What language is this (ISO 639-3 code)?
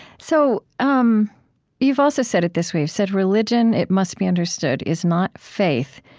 eng